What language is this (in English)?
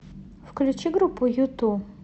Russian